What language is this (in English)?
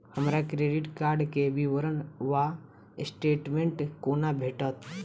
Maithili